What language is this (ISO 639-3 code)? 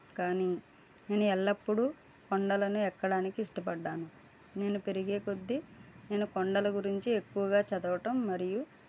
tel